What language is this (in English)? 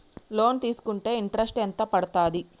Telugu